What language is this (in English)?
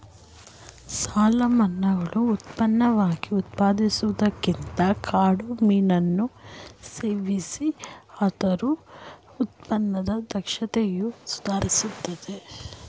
Kannada